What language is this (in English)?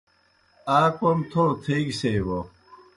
Kohistani Shina